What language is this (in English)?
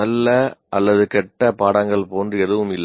Tamil